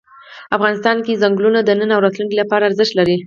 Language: Pashto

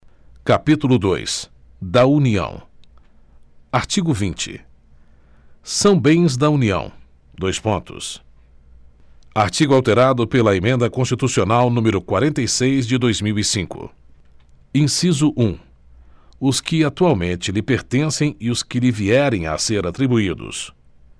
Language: Portuguese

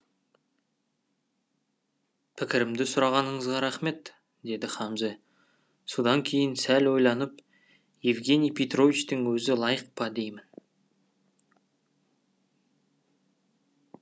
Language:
Kazakh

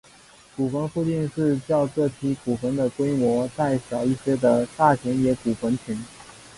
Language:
Chinese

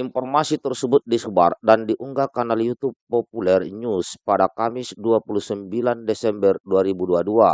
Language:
Indonesian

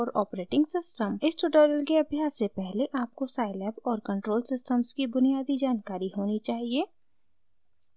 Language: Hindi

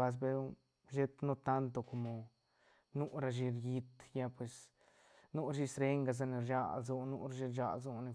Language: Santa Catarina Albarradas Zapotec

